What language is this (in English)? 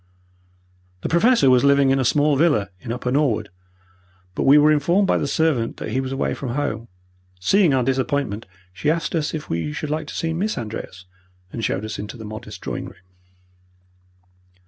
English